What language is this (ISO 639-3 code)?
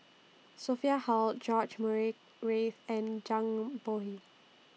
eng